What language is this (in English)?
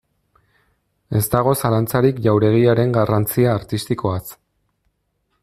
Basque